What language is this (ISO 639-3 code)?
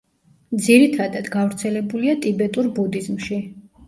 kat